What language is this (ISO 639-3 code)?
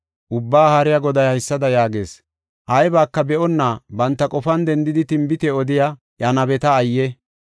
gof